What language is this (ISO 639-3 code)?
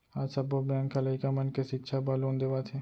hne